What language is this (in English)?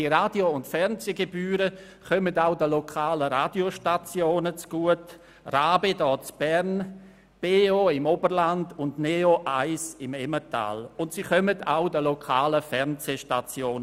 Swiss German